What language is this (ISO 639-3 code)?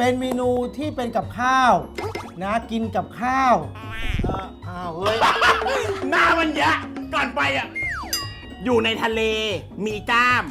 tha